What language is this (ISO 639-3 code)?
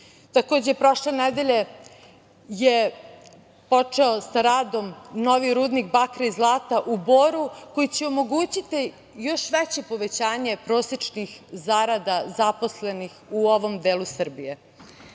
srp